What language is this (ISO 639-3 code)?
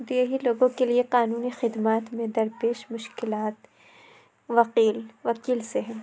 urd